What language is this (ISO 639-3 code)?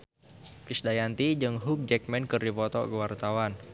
sun